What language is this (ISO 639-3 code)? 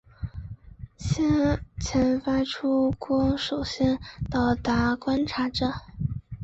zho